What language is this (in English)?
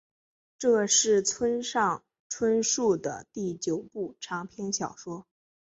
Chinese